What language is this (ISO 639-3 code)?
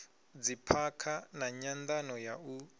ven